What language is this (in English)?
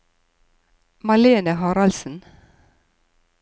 Norwegian